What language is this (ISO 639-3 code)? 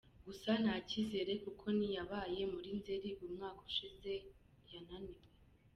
kin